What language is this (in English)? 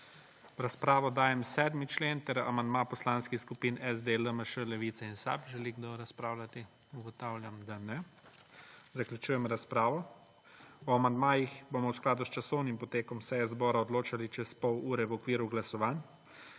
Slovenian